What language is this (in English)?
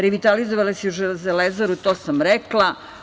Serbian